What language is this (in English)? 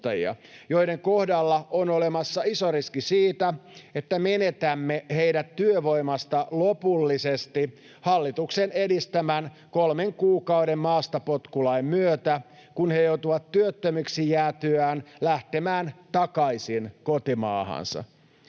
Finnish